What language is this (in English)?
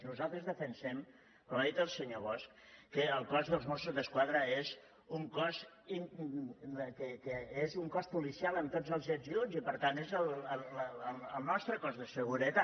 Catalan